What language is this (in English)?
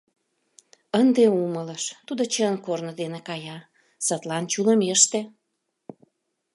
Mari